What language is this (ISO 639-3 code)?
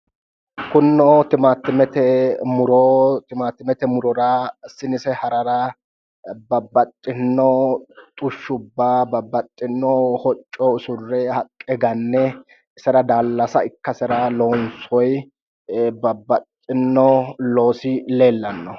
sid